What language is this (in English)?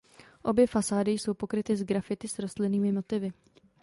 Czech